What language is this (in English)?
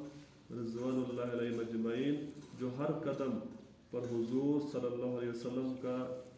Urdu